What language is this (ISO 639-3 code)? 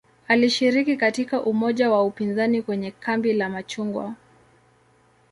swa